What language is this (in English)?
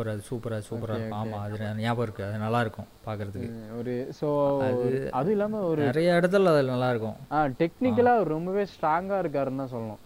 Tamil